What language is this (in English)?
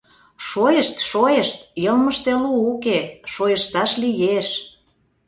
Mari